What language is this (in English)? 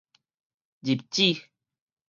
Min Nan Chinese